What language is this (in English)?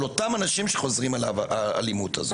Hebrew